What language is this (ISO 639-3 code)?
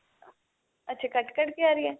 pan